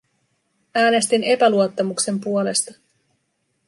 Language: Finnish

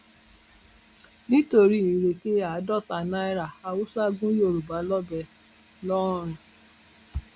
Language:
Yoruba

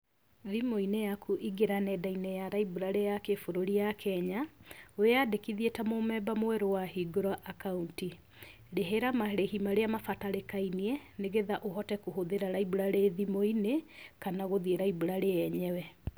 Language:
Kikuyu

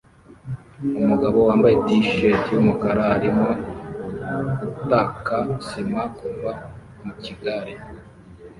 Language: Kinyarwanda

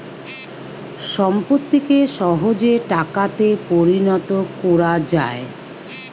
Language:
Bangla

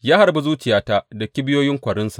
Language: Hausa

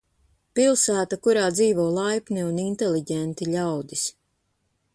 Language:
Latvian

